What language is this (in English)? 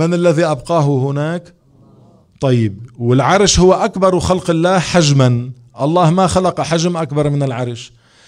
Arabic